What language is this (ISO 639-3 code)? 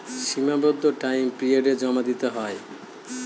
ben